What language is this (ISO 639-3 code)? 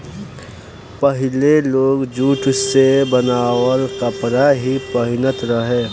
bho